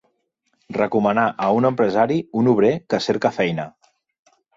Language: Catalan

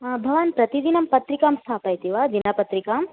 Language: Sanskrit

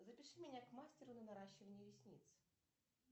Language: Russian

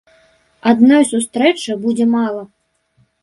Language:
Belarusian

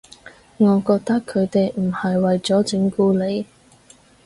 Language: Cantonese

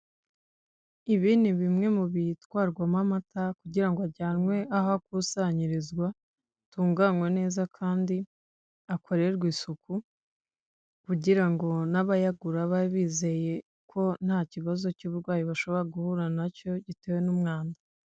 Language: Kinyarwanda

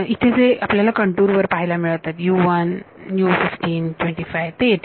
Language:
Marathi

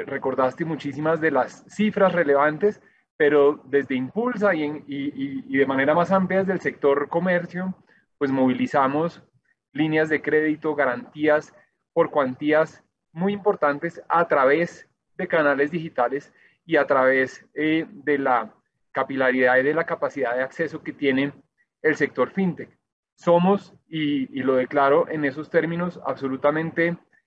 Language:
Spanish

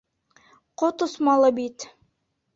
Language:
Bashkir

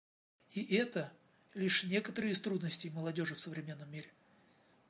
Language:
Russian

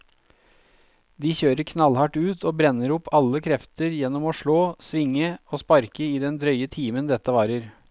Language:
Norwegian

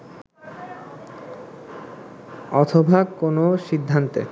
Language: Bangla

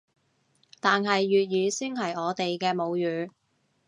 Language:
Cantonese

